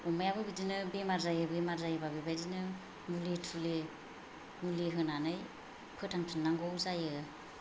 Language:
Bodo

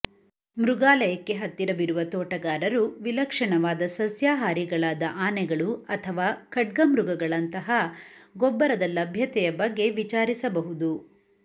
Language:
Kannada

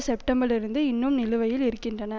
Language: Tamil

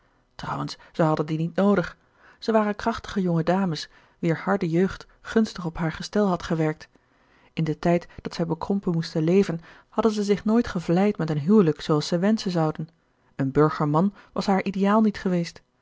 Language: Dutch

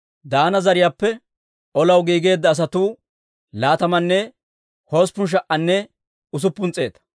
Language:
Dawro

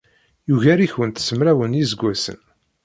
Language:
Kabyle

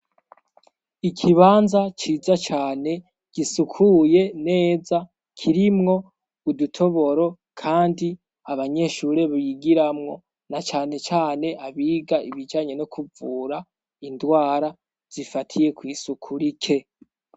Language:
Rundi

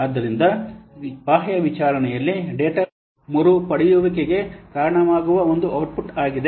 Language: Kannada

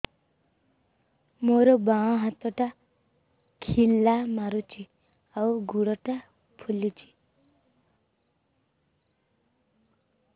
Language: Odia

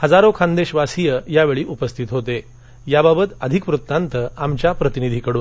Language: Marathi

